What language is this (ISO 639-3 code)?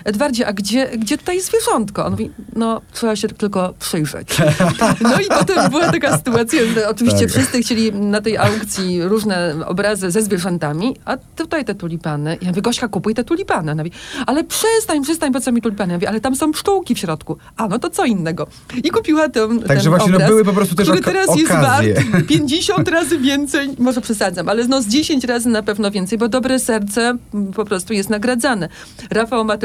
pol